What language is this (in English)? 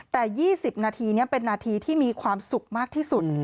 Thai